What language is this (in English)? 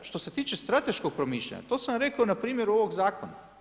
Croatian